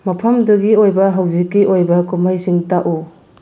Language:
Manipuri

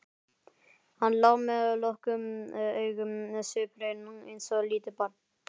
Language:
Icelandic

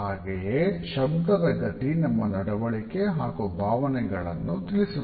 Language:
Kannada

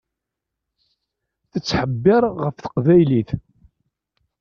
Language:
Kabyle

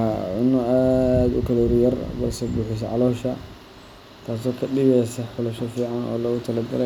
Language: Somali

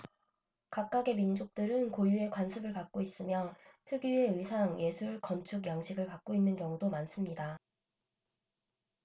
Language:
Korean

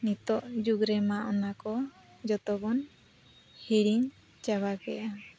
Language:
Santali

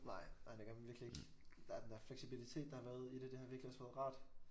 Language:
Danish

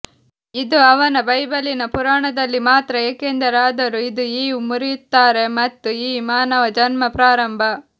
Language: Kannada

